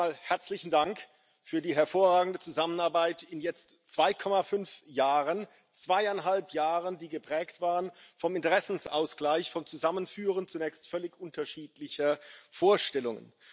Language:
German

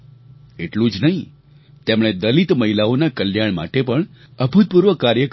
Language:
Gujarati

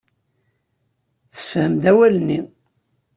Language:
Kabyle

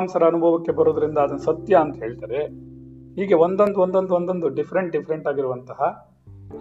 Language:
Kannada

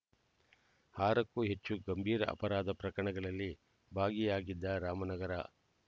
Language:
Kannada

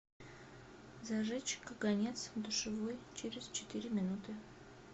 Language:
Russian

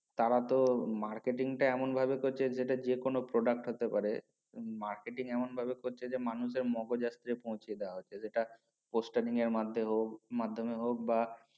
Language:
Bangla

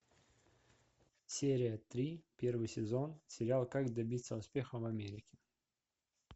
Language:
Russian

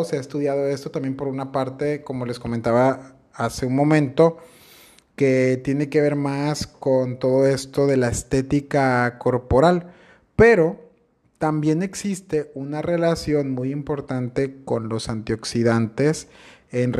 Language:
Spanish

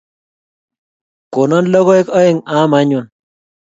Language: Kalenjin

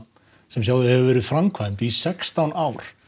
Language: Icelandic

